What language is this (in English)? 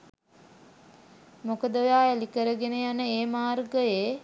Sinhala